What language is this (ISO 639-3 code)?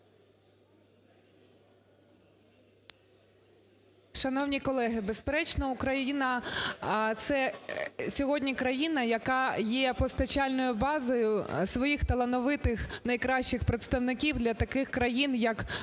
ukr